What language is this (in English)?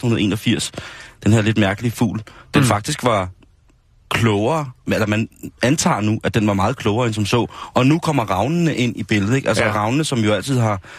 Danish